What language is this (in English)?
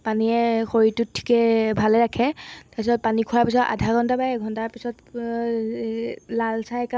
Assamese